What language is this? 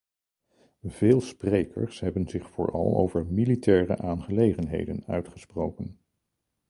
Dutch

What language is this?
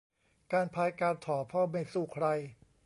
Thai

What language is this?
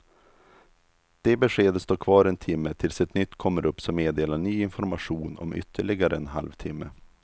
Swedish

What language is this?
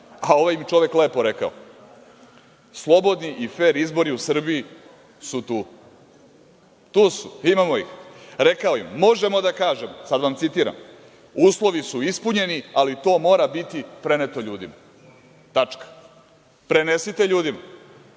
Serbian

